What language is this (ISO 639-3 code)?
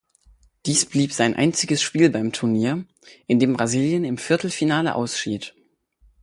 deu